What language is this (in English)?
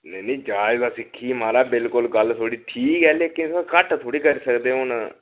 Dogri